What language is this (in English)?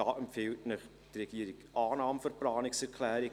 Swiss German